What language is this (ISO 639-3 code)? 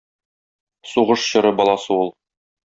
tat